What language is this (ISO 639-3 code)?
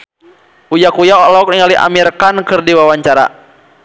sun